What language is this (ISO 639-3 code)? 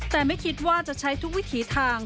tha